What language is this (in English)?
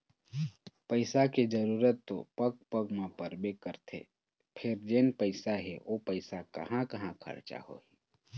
Chhattisgarhi